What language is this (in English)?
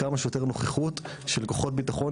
Hebrew